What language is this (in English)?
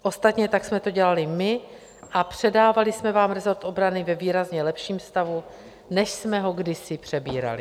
Czech